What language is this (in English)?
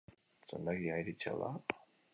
Basque